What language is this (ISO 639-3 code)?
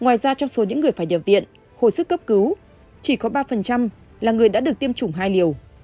vie